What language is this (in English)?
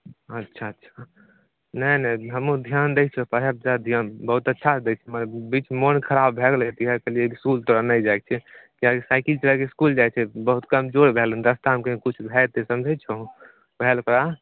Maithili